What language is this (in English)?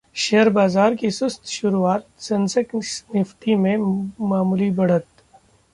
Hindi